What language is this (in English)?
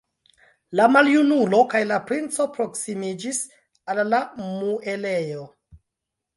Esperanto